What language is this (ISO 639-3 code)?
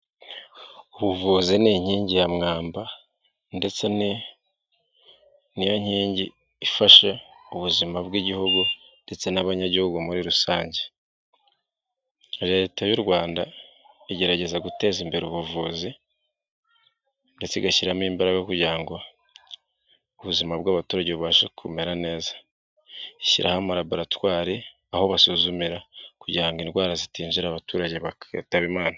kin